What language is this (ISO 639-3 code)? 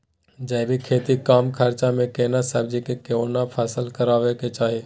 mai